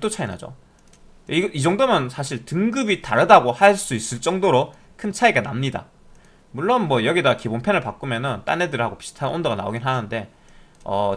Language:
Korean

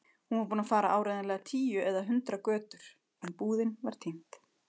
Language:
Icelandic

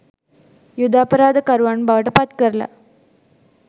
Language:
Sinhala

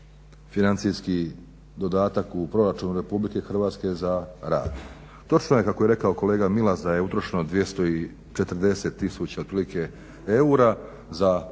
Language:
Croatian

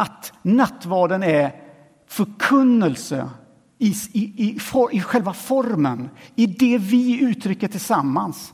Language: Swedish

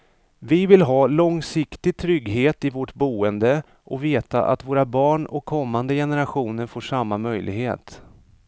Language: Swedish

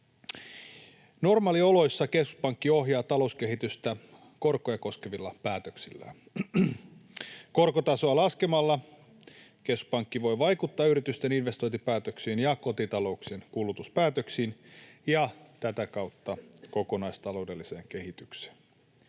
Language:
Finnish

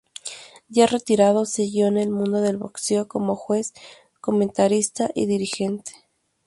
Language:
Spanish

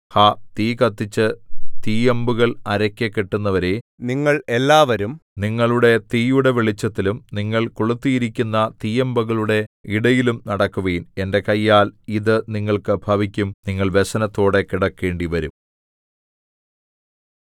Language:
Malayalam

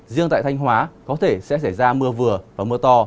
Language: Vietnamese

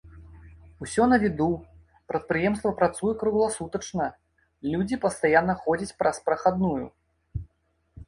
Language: Belarusian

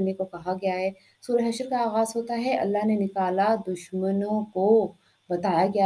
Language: Hindi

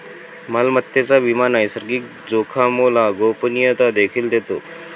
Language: Marathi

